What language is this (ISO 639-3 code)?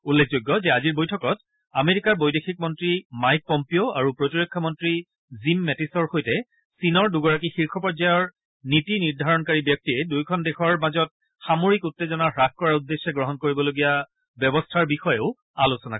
asm